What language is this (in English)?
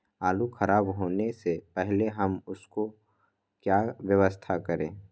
Magahi